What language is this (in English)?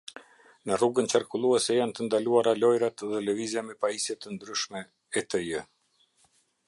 Albanian